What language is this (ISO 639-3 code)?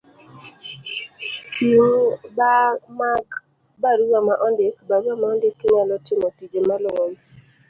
luo